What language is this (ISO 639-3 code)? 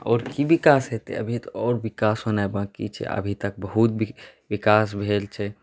mai